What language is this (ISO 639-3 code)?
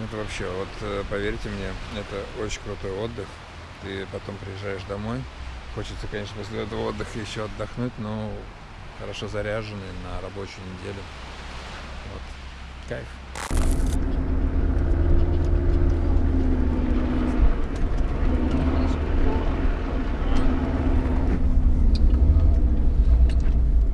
rus